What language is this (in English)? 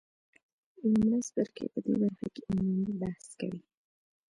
Pashto